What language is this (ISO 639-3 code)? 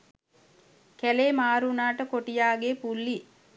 sin